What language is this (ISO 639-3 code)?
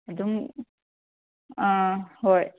mni